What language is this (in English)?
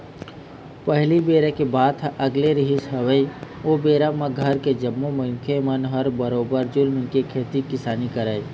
Chhattisgarhi